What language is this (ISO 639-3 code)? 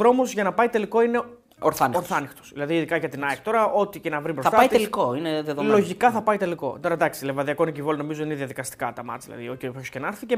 ell